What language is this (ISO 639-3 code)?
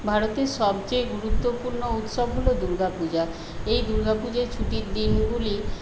ben